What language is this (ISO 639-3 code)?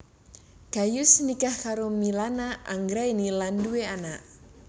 jav